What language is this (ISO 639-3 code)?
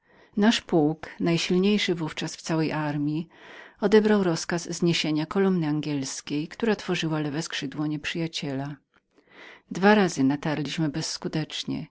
pol